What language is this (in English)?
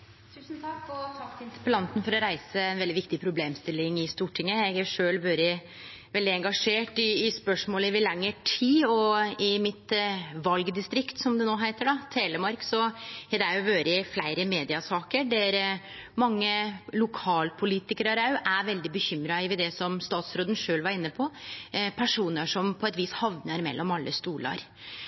Norwegian